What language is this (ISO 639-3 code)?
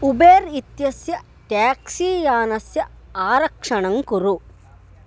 san